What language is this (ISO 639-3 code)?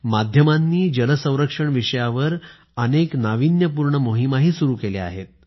mar